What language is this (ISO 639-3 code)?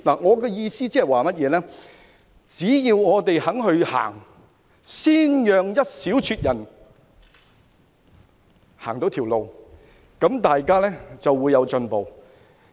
yue